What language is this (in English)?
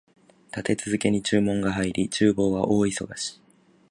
Japanese